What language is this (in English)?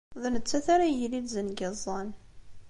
Kabyle